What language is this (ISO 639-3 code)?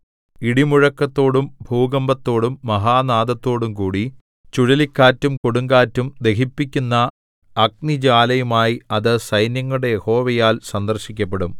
mal